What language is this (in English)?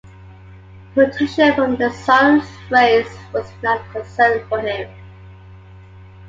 English